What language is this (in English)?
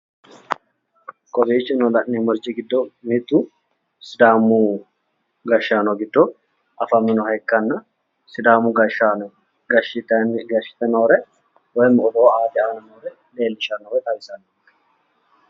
Sidamo